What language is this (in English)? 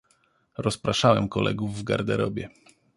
Polish